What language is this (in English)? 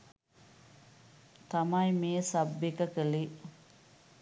Sinhala